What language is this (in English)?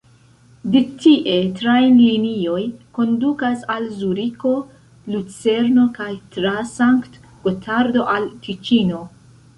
Esperanto